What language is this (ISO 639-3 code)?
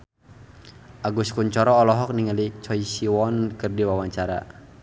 sun